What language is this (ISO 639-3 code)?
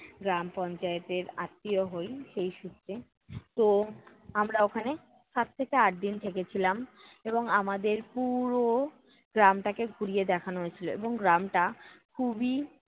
ben